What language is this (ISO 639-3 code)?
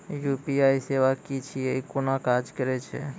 mai